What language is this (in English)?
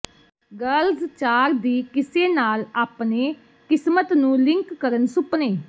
Punjabi